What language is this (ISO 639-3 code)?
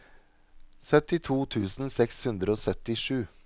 nor